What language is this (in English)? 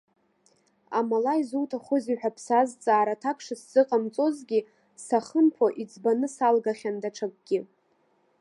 Abkhazian